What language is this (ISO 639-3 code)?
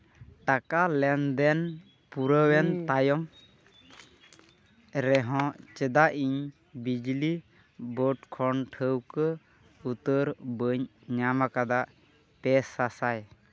sat